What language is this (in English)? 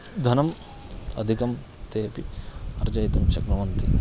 Sanskrit